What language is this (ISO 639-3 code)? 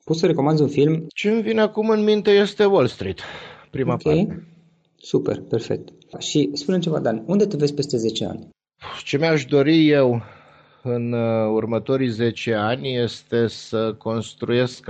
ron